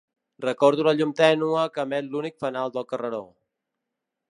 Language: Catalan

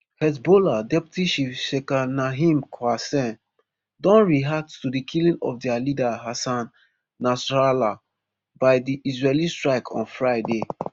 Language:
Nigerian Pidgin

